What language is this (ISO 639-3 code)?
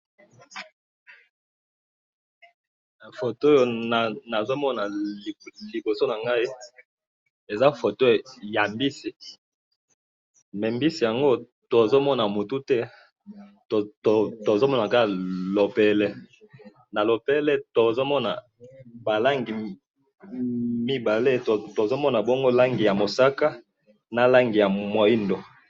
lin